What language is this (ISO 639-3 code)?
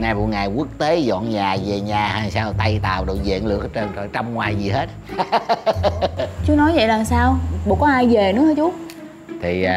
vie